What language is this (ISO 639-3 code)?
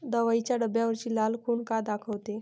mar